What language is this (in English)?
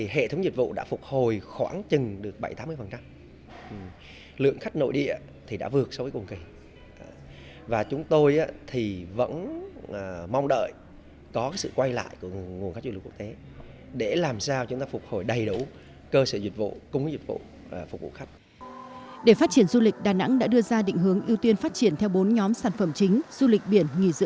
Vietnamese